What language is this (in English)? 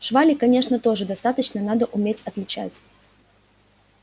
Russian